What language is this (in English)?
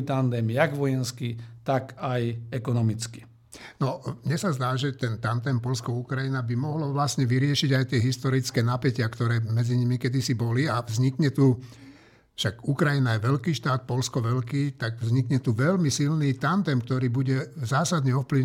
Slovak